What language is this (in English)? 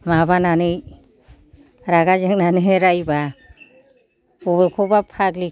Bodo